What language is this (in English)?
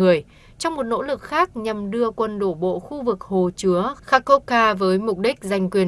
Vietnamese